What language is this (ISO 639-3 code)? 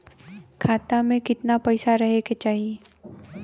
bho